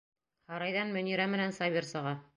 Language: Bashkir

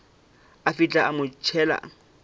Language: Northern Sotho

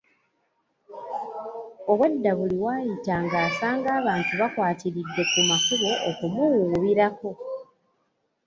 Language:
Ganda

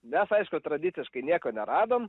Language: Lithuanian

